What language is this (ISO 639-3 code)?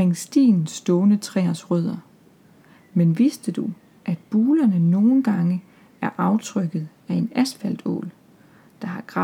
dan